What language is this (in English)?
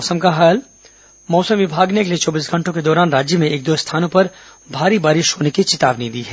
Hindi